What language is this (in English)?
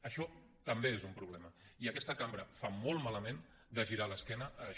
Catalan